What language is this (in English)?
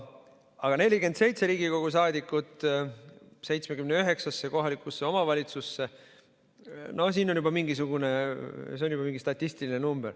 Estonian